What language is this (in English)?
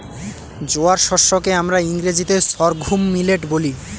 Bangla